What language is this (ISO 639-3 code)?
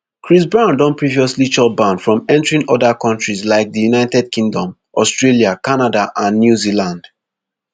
pcm